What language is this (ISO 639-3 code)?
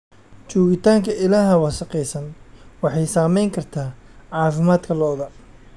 som